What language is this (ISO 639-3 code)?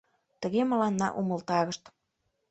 chm